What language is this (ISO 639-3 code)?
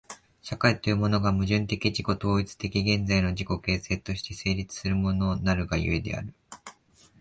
jpn